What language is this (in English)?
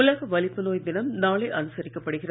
Tamil